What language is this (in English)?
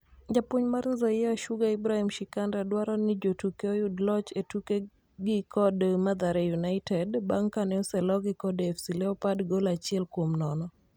Luo (Kenya and Tanzania)